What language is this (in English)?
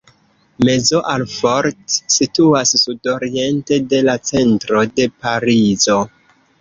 Esperanto